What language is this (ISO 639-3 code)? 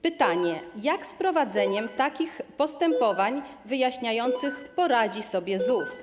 pol